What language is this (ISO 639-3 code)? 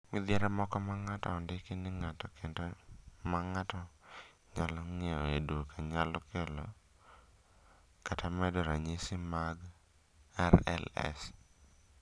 luo